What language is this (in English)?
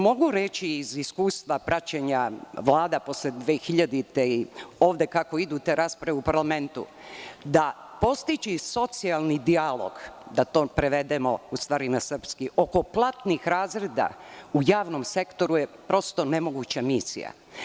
Serbian